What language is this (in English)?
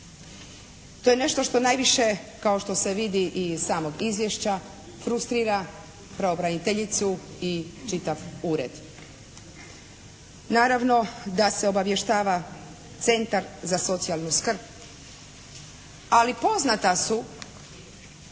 Croatian